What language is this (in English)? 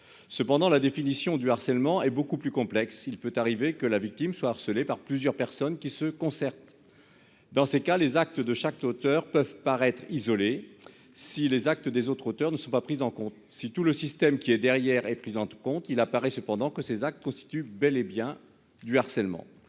French